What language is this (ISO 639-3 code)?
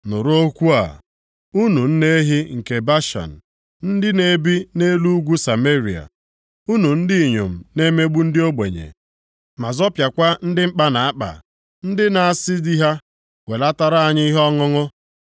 ibo